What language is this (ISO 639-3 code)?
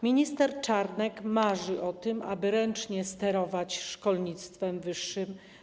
pol